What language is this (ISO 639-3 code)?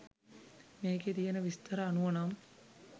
sin